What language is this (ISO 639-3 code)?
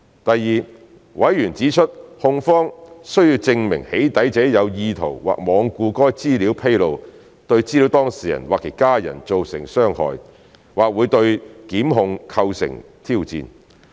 yue